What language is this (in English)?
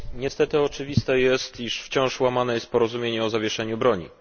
Polish